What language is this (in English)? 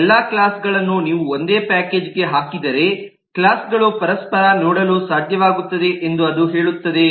Kannada